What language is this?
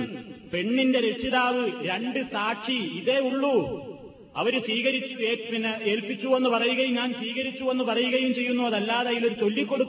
Malayalam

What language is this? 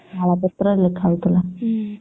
Odia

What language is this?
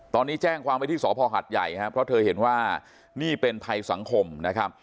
Thai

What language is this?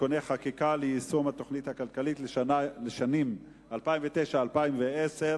Hebrew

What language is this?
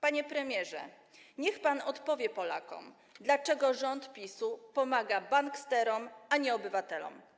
Polish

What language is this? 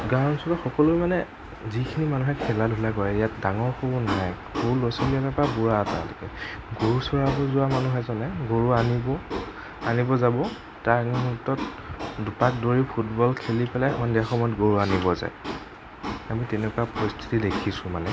Assamese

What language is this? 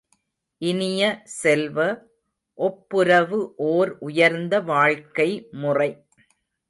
Tamil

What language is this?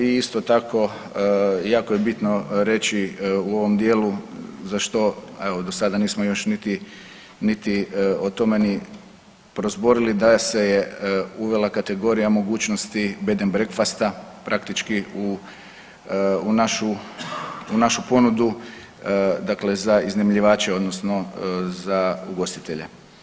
Croatian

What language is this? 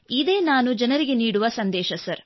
Kannada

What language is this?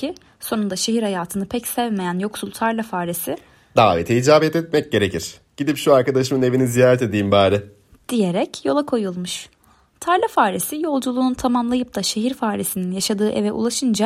Turkish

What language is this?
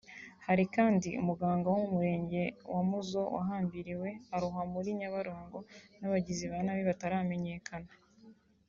Kinyarwanda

